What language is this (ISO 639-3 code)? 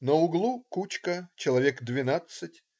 rus